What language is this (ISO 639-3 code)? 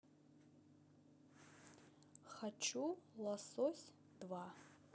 rus